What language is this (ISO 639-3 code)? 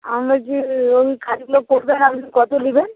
ben